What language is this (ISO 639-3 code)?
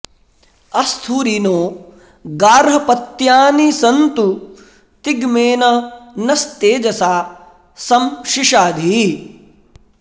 san